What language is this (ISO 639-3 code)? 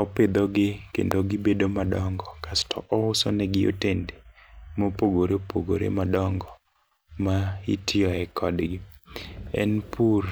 luo